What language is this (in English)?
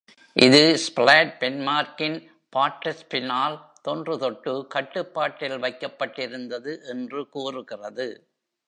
Tamil